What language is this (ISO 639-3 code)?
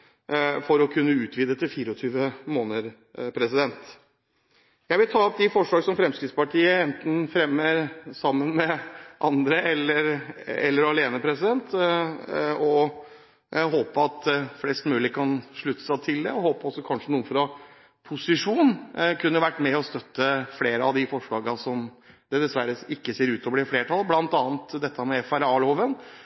nob